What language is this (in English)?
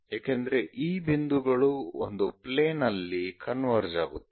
Kannada